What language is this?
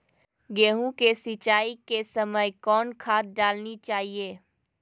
Magahi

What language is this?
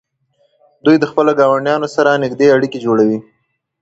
Pashto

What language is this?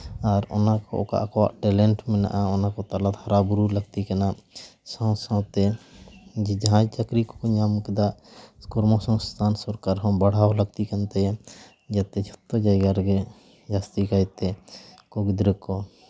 Santali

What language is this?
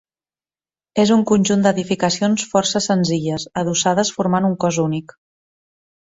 Catalan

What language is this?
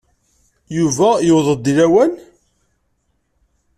Kabyle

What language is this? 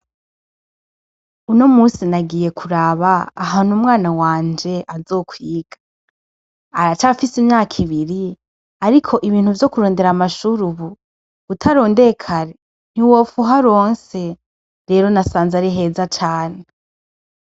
Rundi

